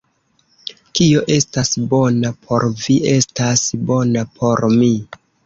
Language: Esperanto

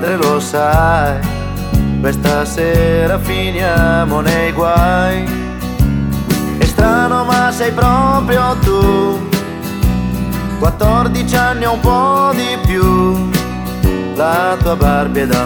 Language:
Ukrainian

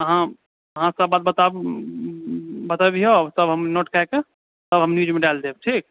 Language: Maithili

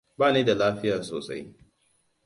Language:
Hausa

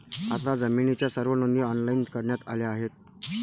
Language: Marathi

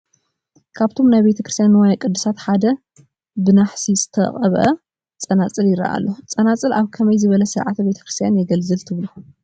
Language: Tigrinya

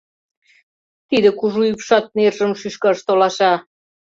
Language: Mari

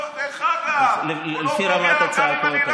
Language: Hebrew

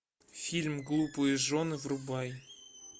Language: Russian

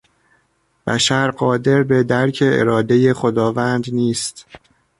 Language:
Persian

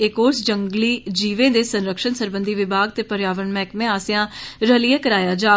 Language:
Dogri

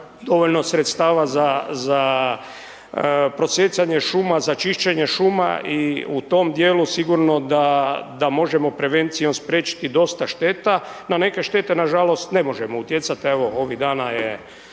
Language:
Croatian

